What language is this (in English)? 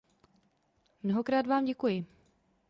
Czech